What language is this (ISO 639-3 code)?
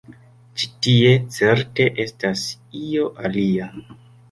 epo